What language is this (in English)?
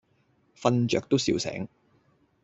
Cantonese